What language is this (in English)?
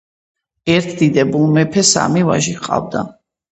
Georgian